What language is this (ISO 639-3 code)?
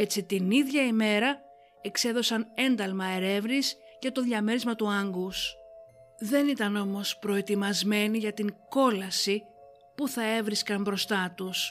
ell